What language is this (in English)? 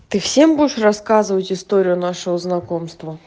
Russian